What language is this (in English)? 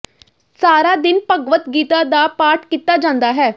Punjabi